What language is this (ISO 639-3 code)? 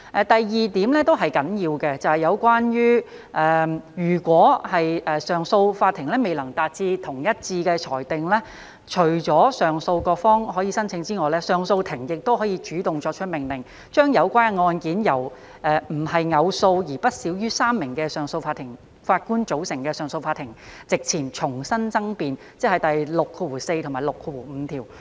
yue